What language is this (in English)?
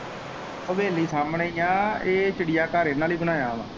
Punjabi